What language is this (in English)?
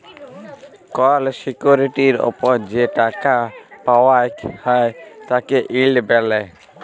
Bangla